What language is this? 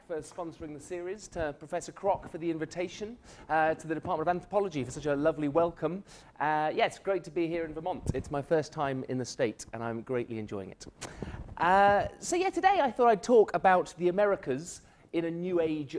English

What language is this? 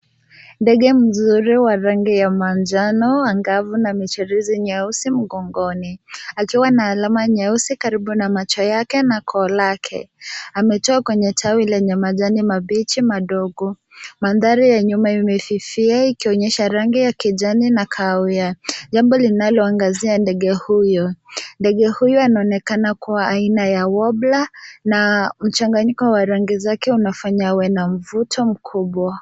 Swahili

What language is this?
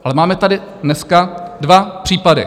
Czech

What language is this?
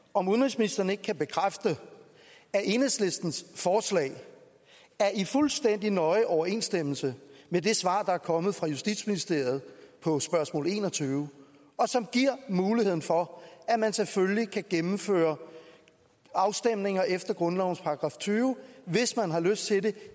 Danish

